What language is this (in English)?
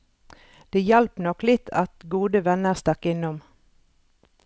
Norwegian